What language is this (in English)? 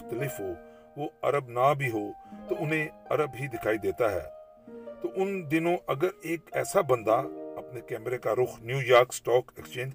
Urdu